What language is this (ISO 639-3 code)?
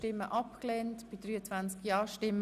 gsw